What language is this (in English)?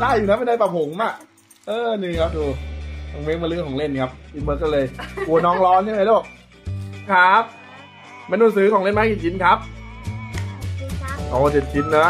Thai